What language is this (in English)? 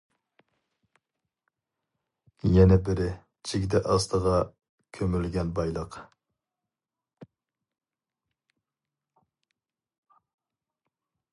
Uyghur